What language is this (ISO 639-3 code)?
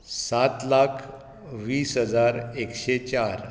kok